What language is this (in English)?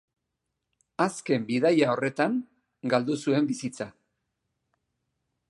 Basque